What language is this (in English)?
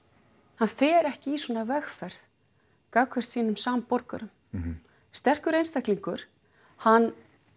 Icelandic